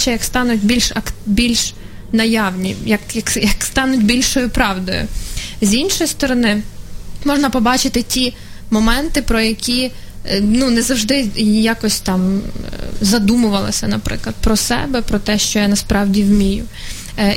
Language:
Ukrainian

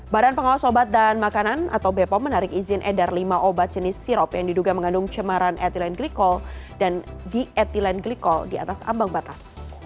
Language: Indonesian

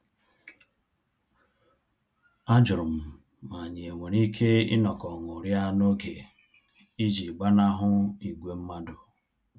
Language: Igbo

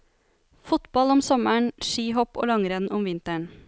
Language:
Norwegian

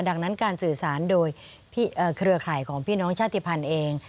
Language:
Thai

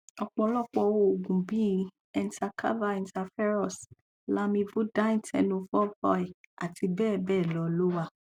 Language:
Yoruba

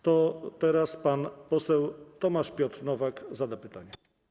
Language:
Polish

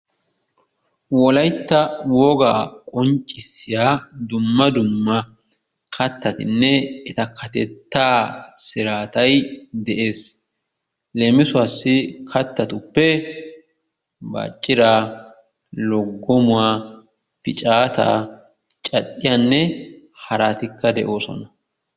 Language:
Wolaytta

